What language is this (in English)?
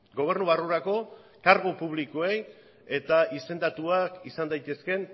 Basque